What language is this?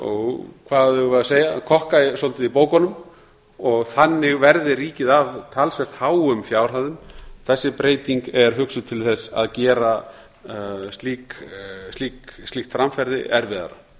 Icelandic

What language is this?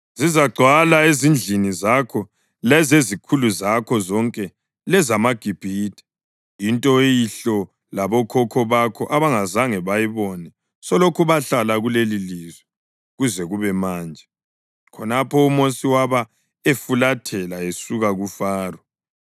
North Ndebele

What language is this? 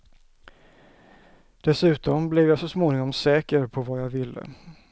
Swedish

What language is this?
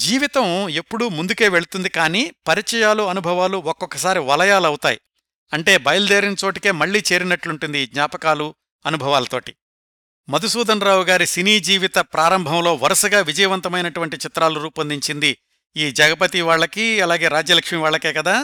Telugu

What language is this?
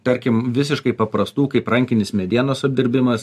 Lithuanian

